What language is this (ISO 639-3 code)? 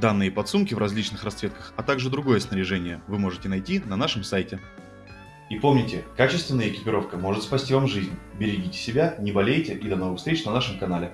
rus